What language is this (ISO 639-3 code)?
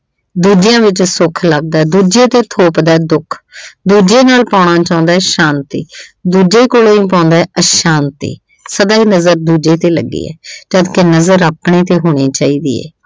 pan